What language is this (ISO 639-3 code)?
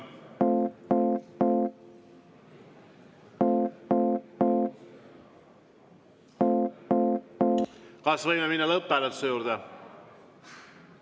est